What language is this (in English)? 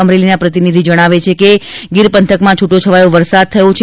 Gujarati